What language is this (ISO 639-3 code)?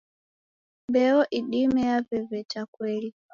dav